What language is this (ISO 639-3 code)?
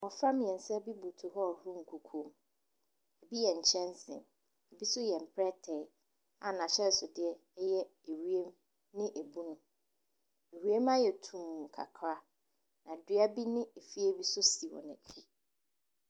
aka